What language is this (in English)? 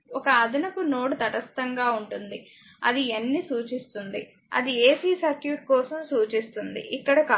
Telugu